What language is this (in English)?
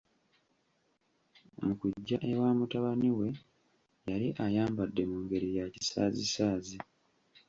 Ganda